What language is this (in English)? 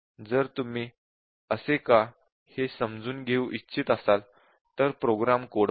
Marathi